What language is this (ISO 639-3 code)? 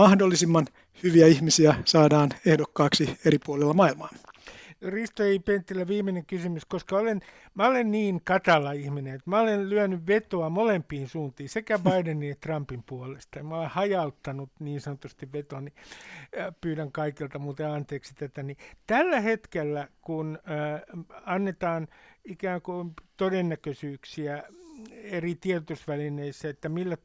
fin